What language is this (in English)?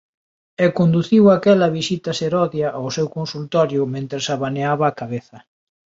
Galician